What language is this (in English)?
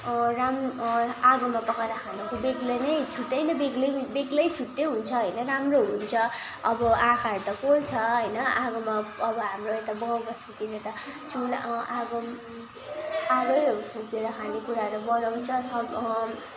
Nepali